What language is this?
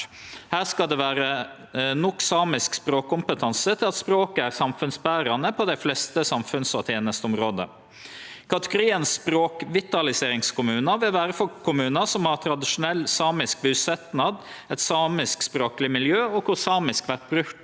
Norwegian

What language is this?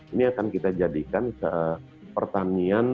Indonesian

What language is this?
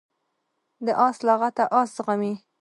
Pashto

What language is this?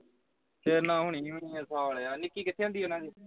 Punjabi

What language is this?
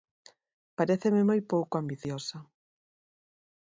Galician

